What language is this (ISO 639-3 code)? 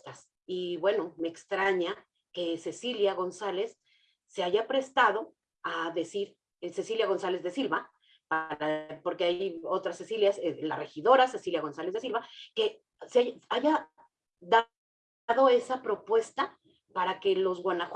spa